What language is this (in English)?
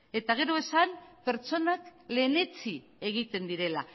Basque